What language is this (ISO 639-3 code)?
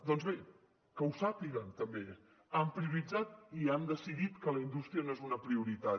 cat